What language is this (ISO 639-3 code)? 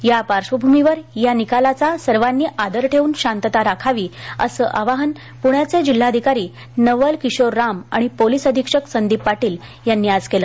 mar